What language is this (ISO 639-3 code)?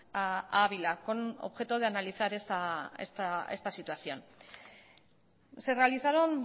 spa